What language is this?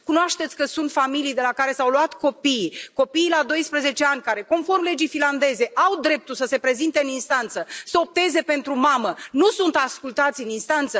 Romanian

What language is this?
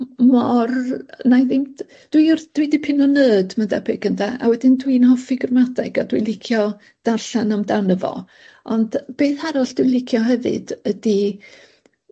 Welsh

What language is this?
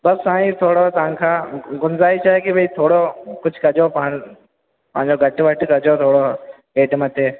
Sindhi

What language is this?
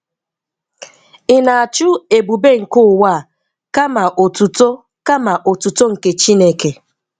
Igbo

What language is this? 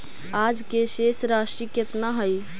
Magahi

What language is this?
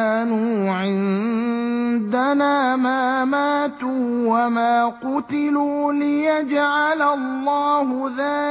Arabic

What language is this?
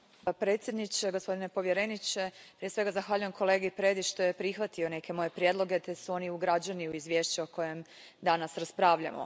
Croatian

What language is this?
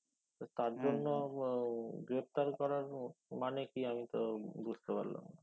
Bangla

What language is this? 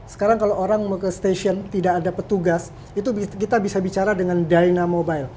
Indonesian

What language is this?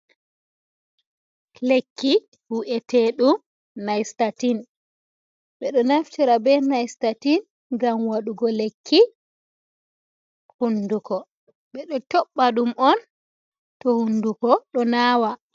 Fula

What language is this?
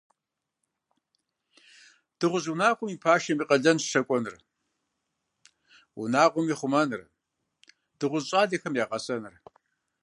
Kabardian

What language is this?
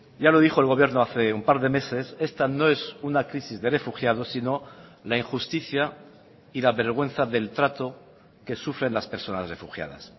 Spanish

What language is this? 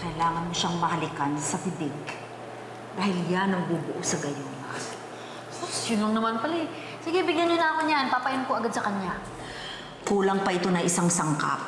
Filipino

